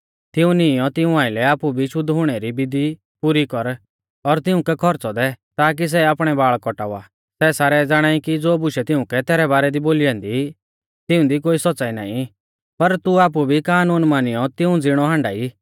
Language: Mahasu Pahari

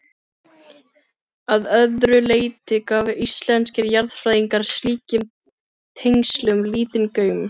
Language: Icelandic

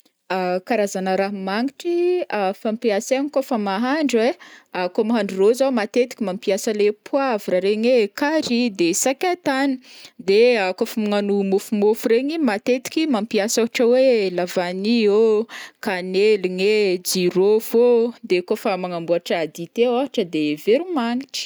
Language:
Northern Betsimisaraka Malagasy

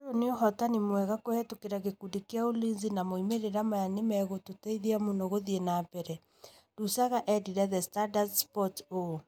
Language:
Kikuyu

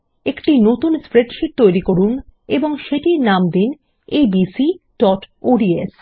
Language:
Bangla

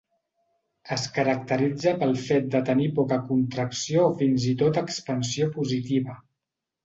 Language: Catalan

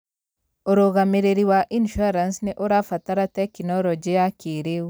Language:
Kikuyu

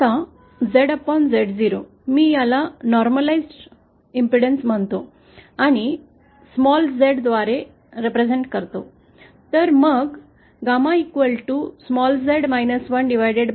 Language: Marathi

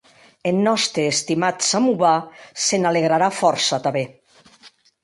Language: Occitan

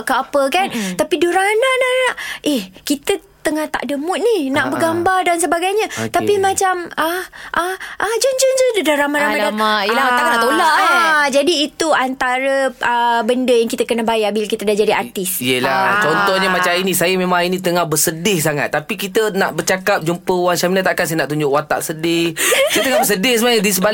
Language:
Malay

